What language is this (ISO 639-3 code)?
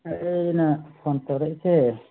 mni